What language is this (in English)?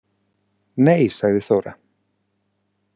Icelandic